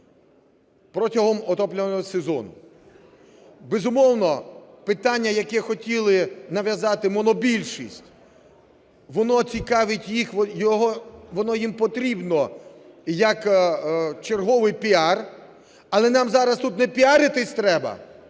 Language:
Ukrainian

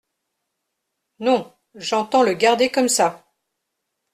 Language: French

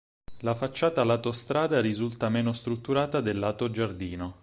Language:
Italian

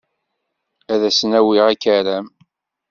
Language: Kabyle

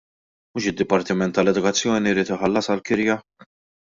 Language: Maltese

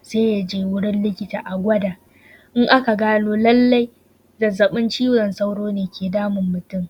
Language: Hausa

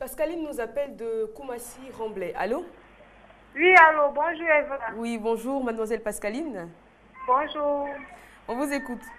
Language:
French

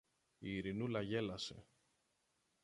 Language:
Greek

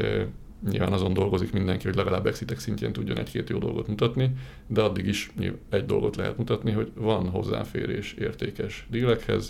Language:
Hungarian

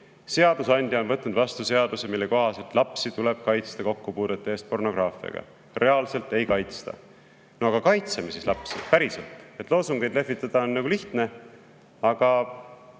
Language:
Estonian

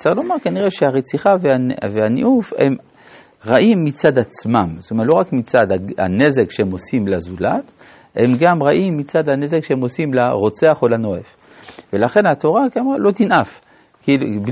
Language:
Hebrew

